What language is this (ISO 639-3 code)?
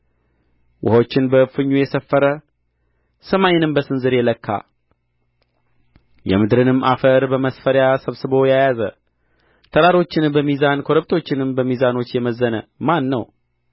amh